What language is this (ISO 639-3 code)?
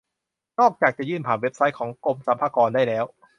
tha